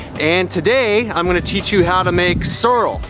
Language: English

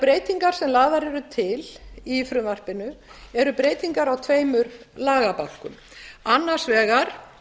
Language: Icelandic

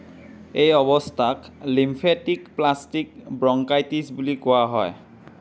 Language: Assamese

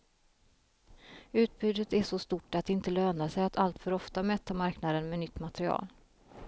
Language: Swedish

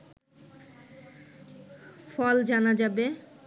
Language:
Bangla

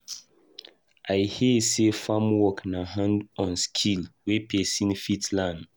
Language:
Nigerian Pidgin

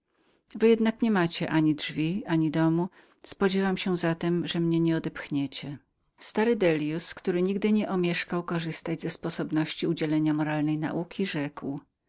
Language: Polish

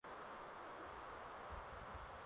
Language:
Swahili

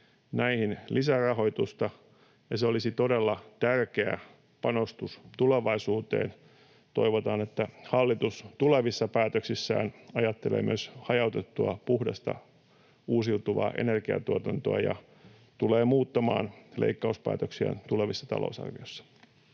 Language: Finnish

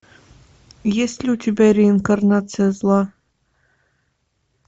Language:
Russian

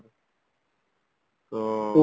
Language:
Odia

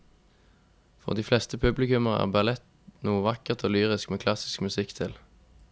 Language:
Norwegian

